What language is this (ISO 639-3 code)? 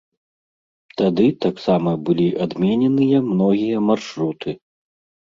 bel